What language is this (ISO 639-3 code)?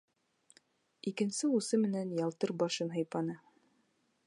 bak